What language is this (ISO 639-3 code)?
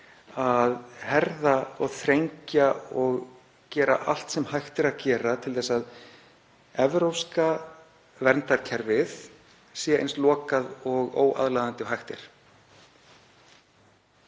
isl